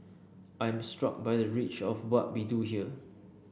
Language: English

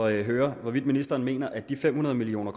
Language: Danish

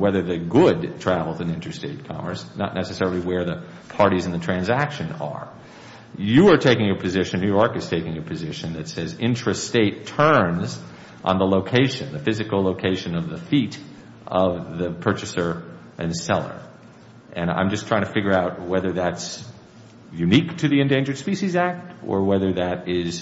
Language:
English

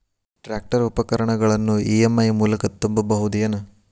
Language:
Kannada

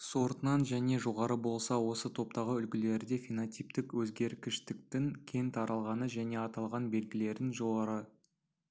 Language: Kazakh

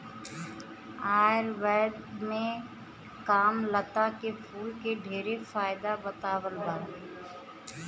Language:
Bhojpuri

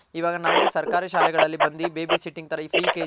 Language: Kannada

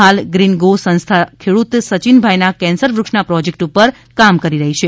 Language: Gujarati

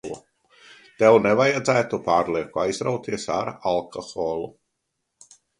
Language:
Latvian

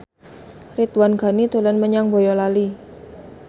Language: Javanese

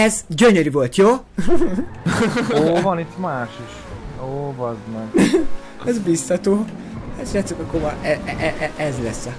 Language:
Hungarian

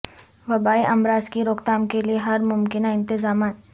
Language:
Urdu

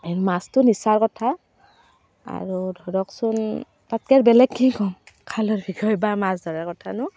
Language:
Assamese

